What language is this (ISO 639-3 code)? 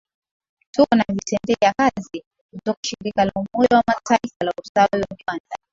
swa